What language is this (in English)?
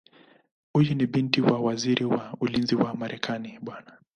Swahili